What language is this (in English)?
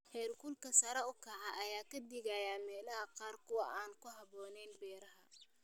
Somali